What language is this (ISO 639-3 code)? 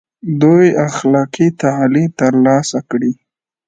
pus